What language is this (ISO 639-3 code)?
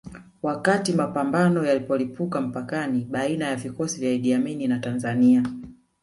swa